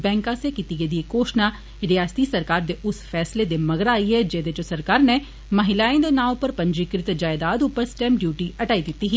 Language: Dogri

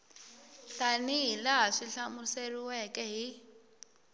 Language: Tsonga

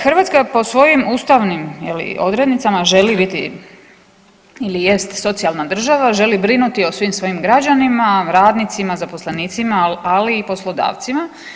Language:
Croatian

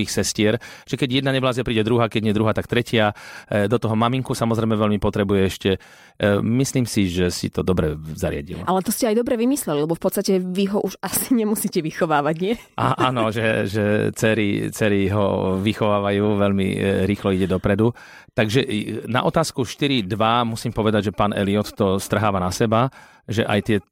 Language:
Slovak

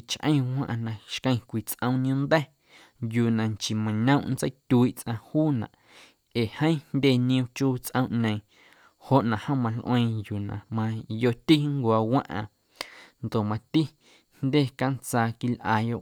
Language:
Guerrero Amuzgo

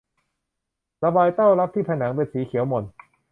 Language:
Thai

